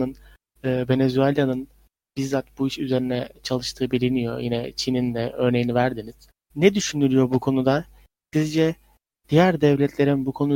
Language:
Turkish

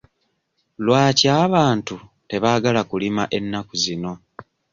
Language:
Ganda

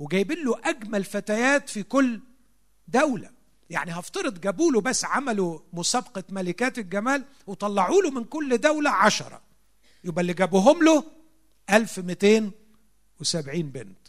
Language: Arabic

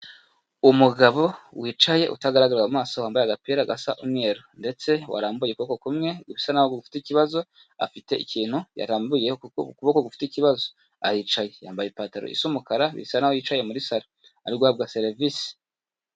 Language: Kinyarwanda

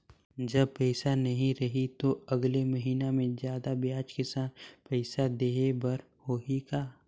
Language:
Chhattisgarhi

